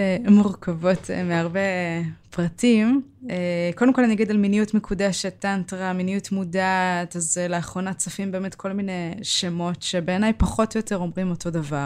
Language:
Hebrew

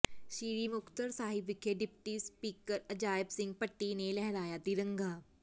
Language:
Punjabi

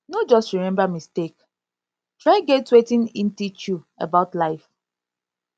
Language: Nigerian Pidgin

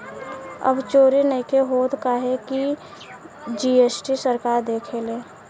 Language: Bhojpuri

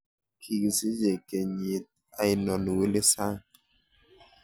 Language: Kalenjin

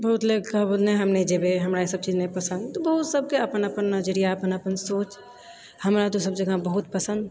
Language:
Maithili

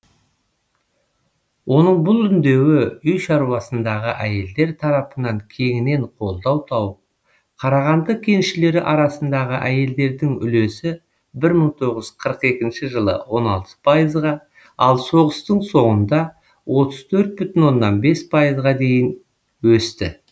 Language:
Kazakh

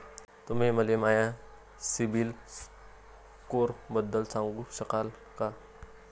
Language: Marathi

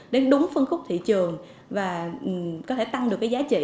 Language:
Vietnamese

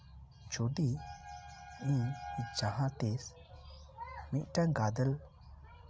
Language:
Santali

